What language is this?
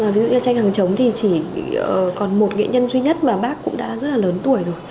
Vietnamese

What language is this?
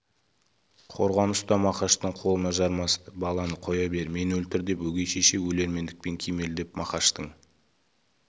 Kazakh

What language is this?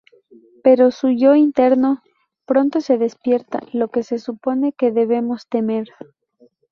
Spanish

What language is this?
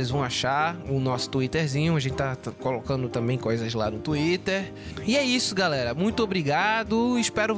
Portuguese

